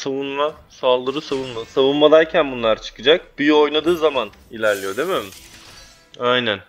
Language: Turkish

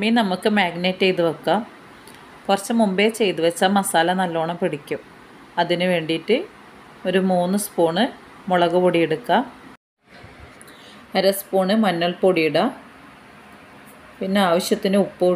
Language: Arabic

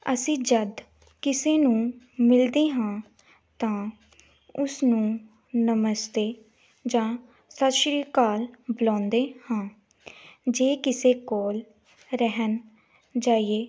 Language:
Punjabi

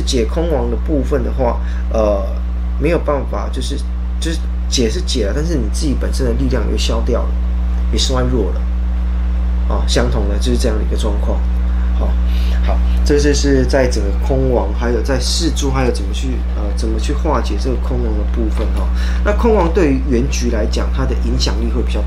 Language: Chinese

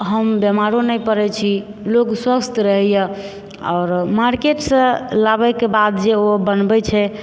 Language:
Maithili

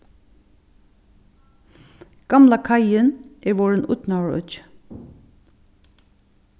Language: Faroese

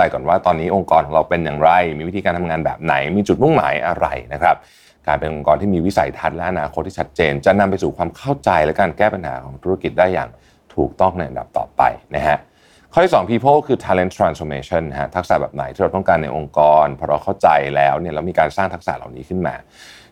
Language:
Thai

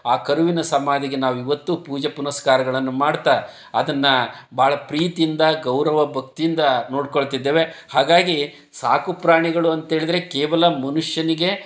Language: Kannada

